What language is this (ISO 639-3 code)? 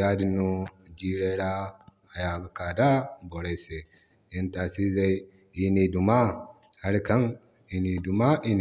dje